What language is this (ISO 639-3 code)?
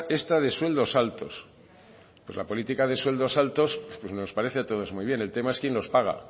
spa